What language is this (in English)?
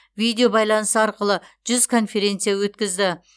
Kazakh